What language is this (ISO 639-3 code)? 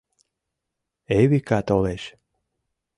chm